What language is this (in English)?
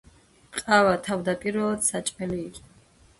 Georgian